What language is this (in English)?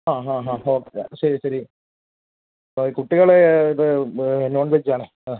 Malayalam